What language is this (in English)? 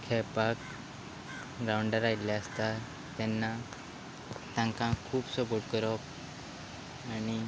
Konkani